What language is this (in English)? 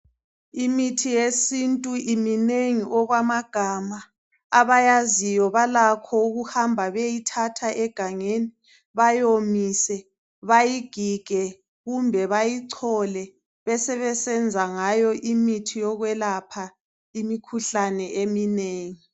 North Ndebele